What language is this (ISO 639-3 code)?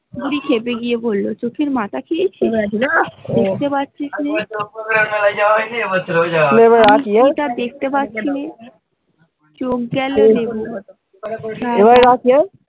ben